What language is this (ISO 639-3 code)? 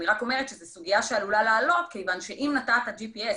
heb